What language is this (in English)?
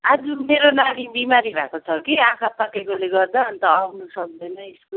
Nepali